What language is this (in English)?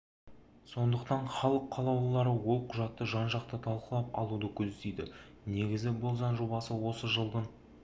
Kazakh